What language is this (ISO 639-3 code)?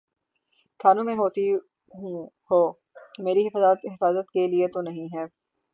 urd